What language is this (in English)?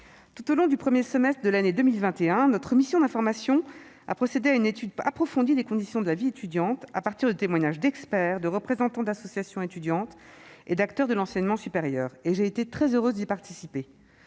French